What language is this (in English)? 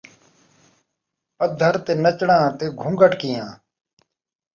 Saraiki